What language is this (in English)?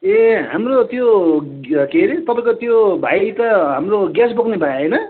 Nepali